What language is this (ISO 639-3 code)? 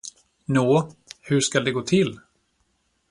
swe